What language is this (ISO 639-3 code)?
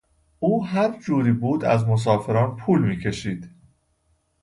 fas